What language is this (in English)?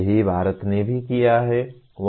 Hindi